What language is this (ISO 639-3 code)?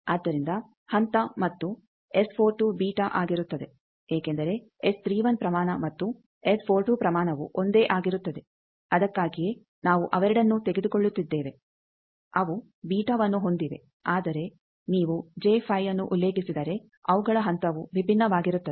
kan